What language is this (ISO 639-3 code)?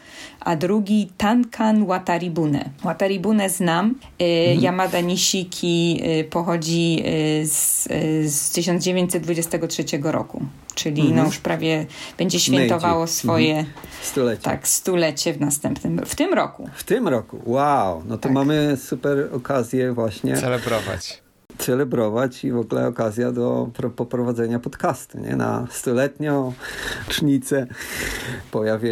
pol